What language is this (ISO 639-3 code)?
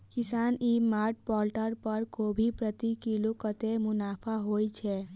mai